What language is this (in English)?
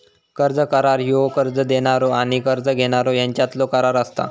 Marathi